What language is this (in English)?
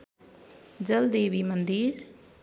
Nepali